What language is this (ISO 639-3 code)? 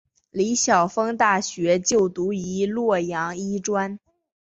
zho